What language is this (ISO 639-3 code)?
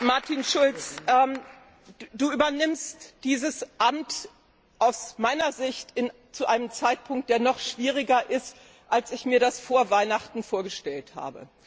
deu